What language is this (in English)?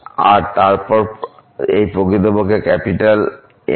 Bangla